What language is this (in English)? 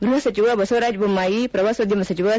Kannada